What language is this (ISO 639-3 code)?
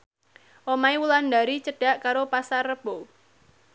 jav